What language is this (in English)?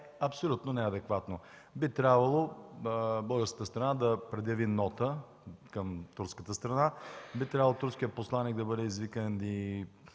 Bulgarian